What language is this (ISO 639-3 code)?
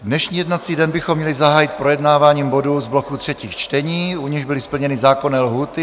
ces